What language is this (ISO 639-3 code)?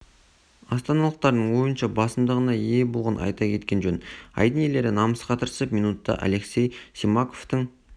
kaz